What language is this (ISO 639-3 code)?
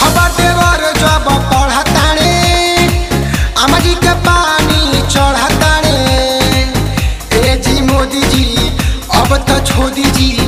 vie